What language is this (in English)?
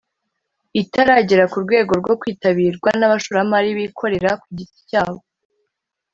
Kinyarwanda